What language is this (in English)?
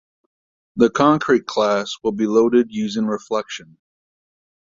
English